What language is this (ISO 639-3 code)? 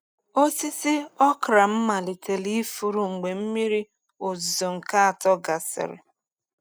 ibo